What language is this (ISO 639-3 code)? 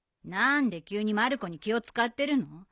jpn